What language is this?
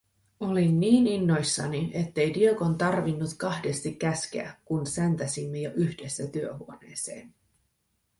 Finnish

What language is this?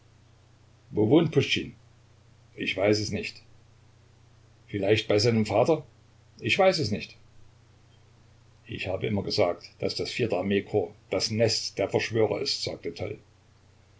German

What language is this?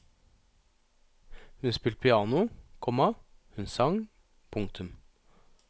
Norwegian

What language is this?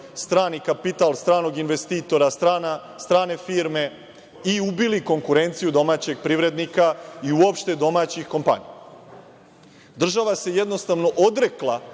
Serbian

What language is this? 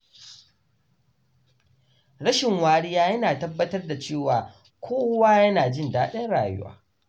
Hausa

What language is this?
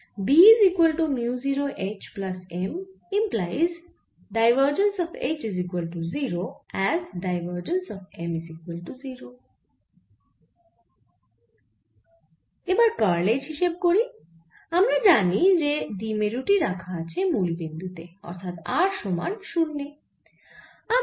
Bangla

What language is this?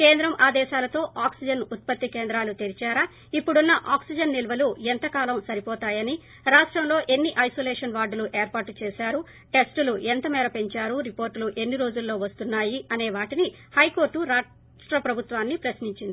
Telugu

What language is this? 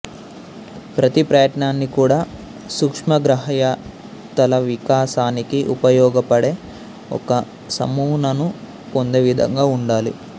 Telugu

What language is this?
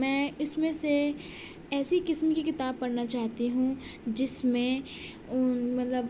Urdu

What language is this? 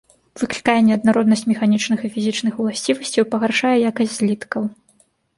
Belarusian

